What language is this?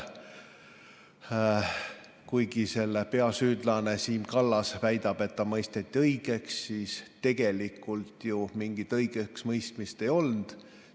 Estonian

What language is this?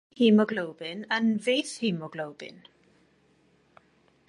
Welsh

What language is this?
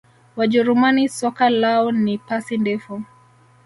Swahili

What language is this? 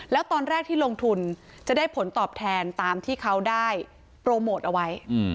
Thai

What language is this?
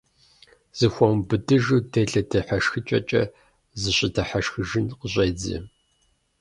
Kabardian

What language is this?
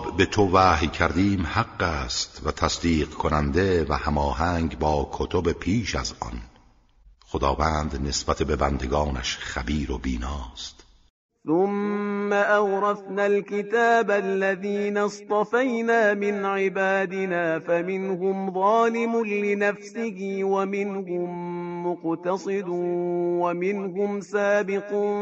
Persian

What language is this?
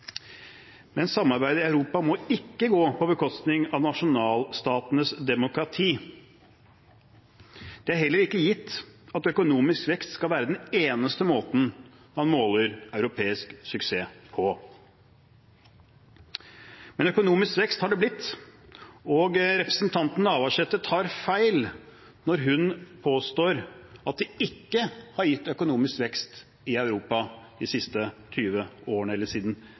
Norwegian Bokmål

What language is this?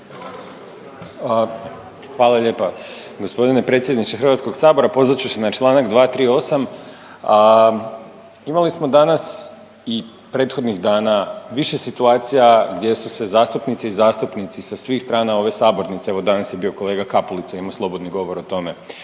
Croatian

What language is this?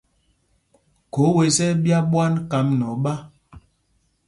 Mpumpong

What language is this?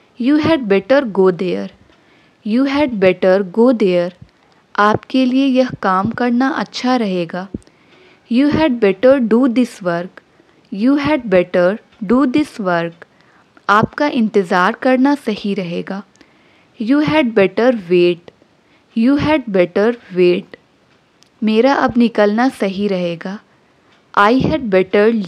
Hindi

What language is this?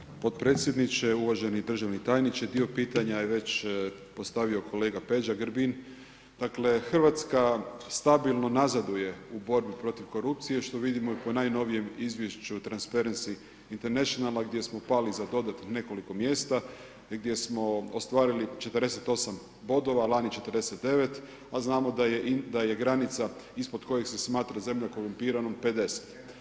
Croatian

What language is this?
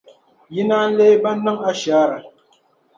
Dagbani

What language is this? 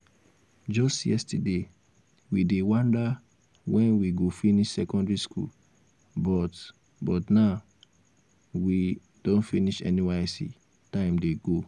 Nigerian Pidgin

